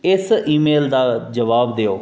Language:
Dogri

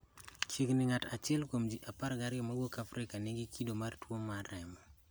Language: Luo (Kenya and Tanzania)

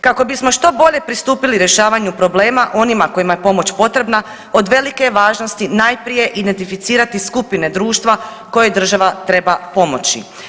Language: Croatian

